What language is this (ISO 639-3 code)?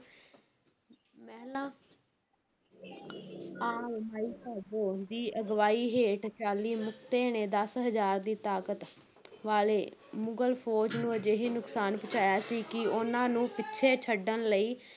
pan